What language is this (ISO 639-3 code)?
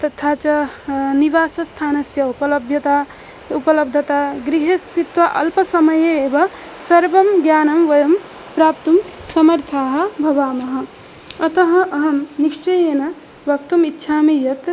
san